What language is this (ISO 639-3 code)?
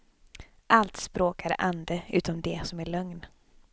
swe